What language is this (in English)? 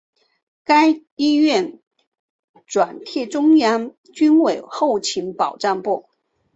Chinese